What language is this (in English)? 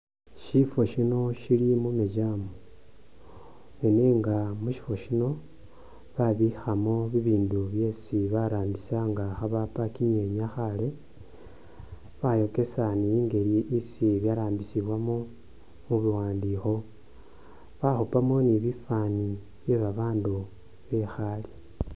Masaaba